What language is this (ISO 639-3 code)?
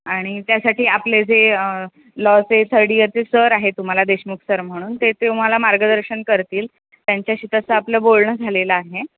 mar